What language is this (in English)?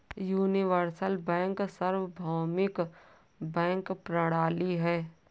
Hindi